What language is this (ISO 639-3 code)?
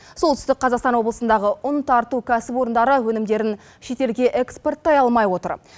kaz